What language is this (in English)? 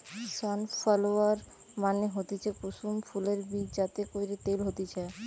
Bangla